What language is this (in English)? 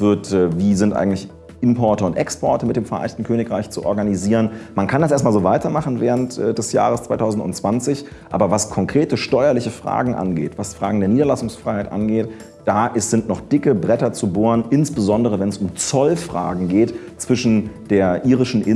German